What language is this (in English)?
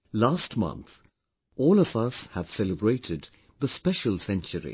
English